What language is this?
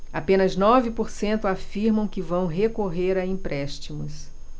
Portuguese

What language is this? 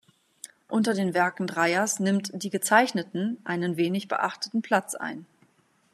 German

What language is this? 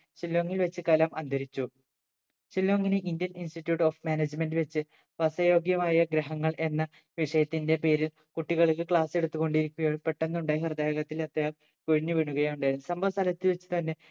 Malayalam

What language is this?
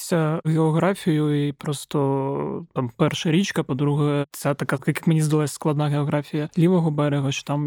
Ukrainian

